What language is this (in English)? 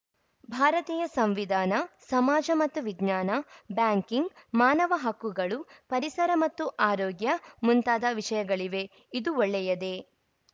Kannada